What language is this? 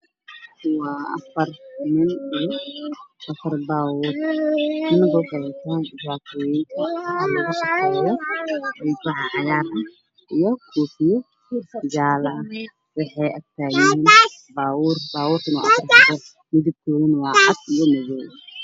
Somali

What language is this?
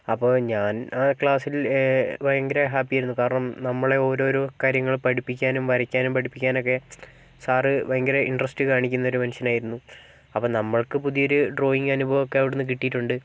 Malayalam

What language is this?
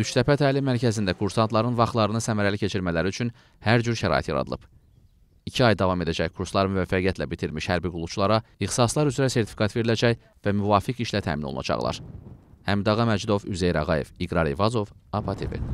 Turkish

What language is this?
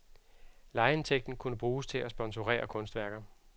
Danish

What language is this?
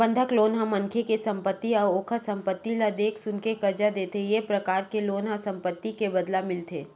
Chhattisgarhi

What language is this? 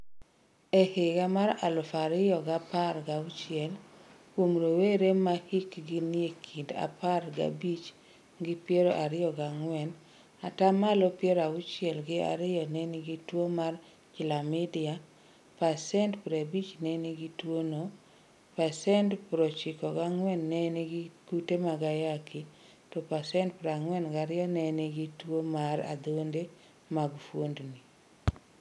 Luo (Kenya and Tanzania)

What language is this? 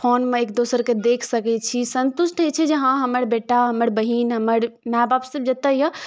Maithili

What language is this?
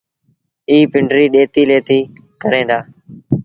Sindhi Bhil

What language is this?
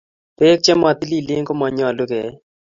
Kalenjin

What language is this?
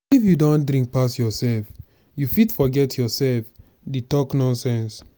Nigerian Pidgin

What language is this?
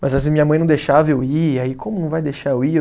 Portuguese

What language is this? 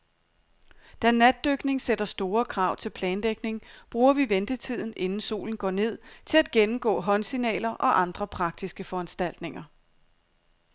Danish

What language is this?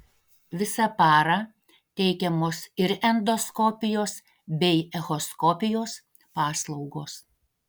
Lithuanian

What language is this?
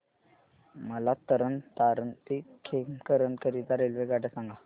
Marathi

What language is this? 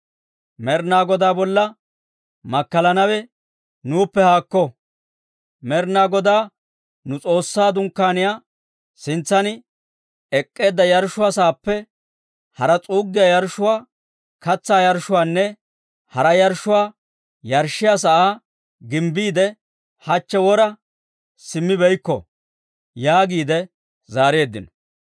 Dawro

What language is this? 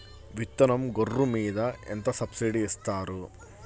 Telugu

